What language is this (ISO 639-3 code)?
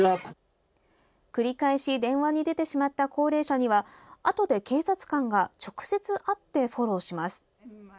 jpn